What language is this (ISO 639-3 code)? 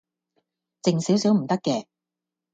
yue